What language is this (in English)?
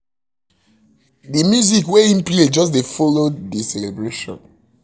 Nigerian Pidgin